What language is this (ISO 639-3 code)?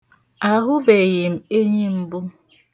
ibo